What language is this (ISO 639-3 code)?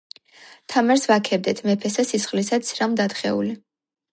kat